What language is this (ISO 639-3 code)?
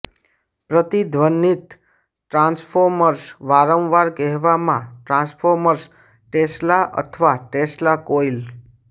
guj